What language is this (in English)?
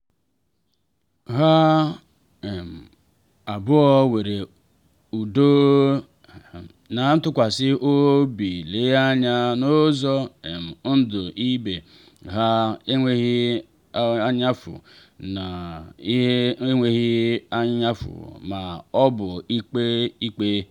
Igbo